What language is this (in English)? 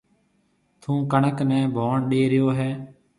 Marwari (Pakistan)